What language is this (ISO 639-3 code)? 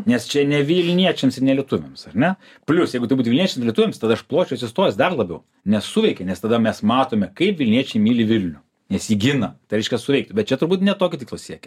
lit